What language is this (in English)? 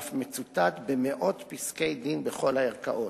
Hebrew